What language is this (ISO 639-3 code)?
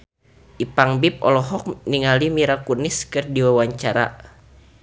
sun